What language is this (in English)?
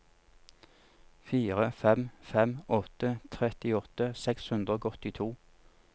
Norwegian